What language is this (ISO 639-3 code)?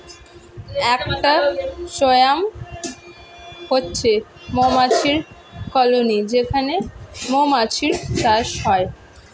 ben